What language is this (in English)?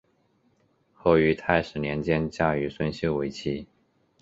Chinese